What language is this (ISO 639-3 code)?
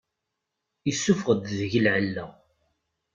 kab